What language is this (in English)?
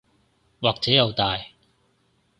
Cantonese